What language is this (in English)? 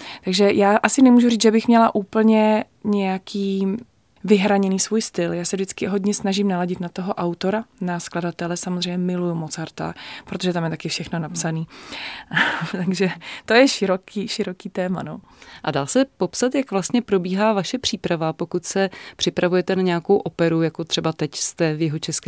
Czech